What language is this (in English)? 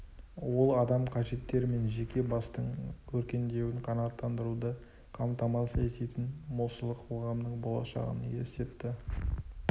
Kazakh